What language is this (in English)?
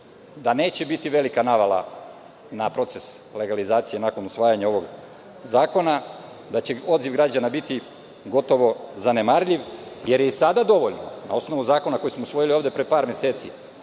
Serbian